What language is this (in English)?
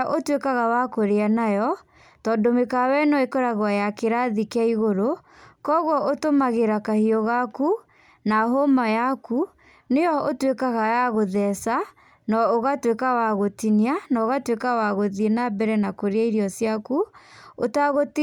Kikuyu